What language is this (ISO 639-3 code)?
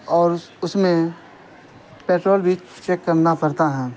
urd